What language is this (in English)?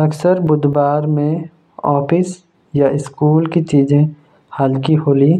Jaunsari